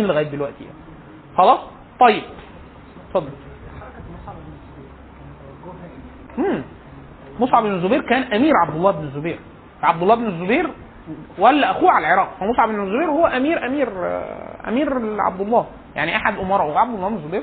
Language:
Arabic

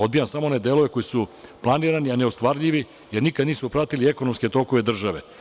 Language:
Serbian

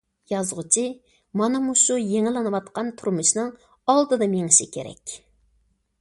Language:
Uyghur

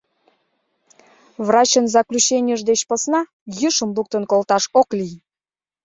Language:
Mari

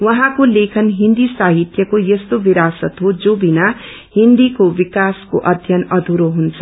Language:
Nepali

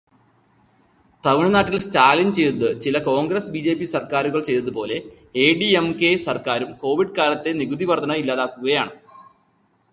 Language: Malayalam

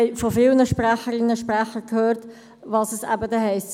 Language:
Swiss German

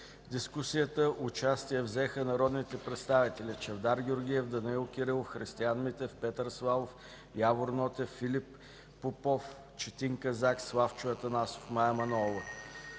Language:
Bulgarian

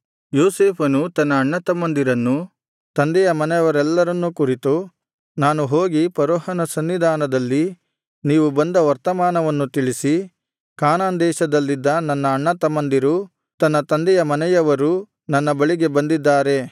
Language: Kannada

